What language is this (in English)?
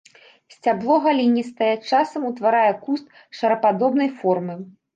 Belarusian